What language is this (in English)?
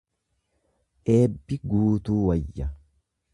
Oromo